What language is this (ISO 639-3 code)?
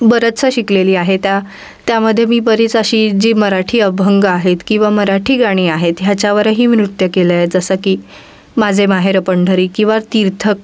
mar